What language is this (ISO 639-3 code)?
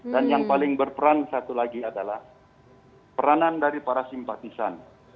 ind